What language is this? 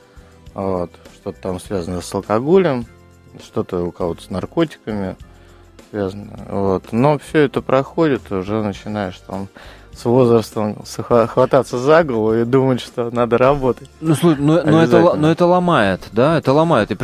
Russian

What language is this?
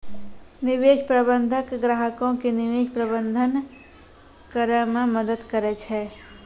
Maithili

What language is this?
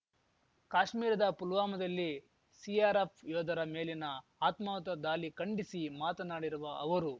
Kannada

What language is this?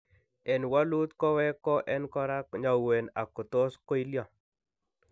Kalenjin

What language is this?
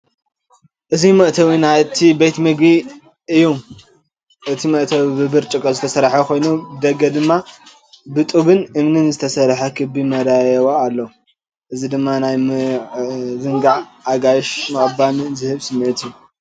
Tigrinya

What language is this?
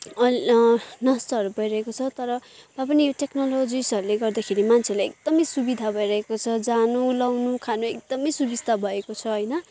Nepali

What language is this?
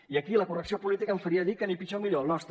Catalan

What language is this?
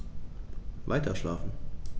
German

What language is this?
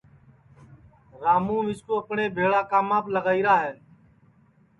Sansi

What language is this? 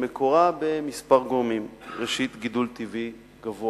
Hebrew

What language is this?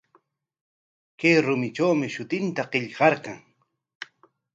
Corongo Ancash Quechua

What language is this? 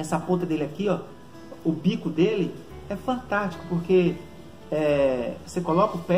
Portuguese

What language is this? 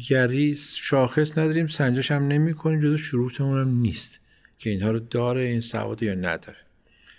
Persian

